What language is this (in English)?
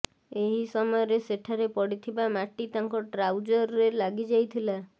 Odia